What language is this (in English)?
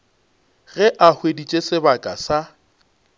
Northern Sotho